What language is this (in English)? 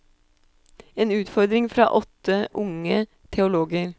Norwegian